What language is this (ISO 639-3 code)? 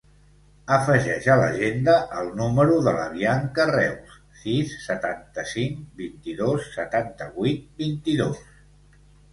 cat